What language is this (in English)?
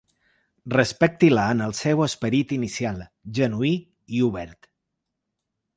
Catalan